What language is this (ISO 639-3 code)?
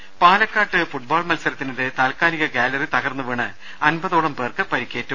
mal